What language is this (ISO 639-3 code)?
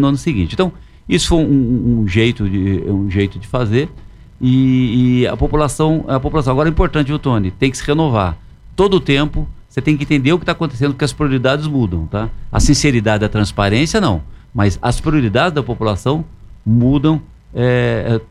por